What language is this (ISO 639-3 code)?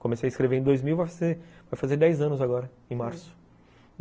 por